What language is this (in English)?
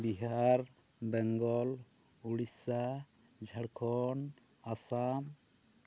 Santali